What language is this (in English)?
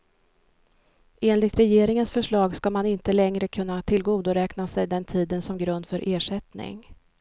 Swedish